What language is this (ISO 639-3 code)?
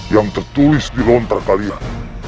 ind